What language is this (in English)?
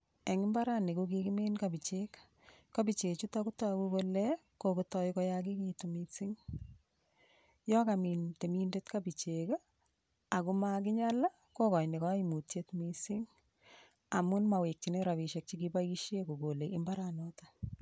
Kalenjin